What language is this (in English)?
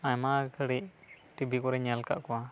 Santali